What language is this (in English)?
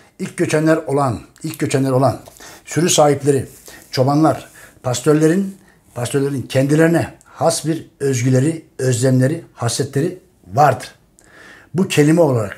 Turkish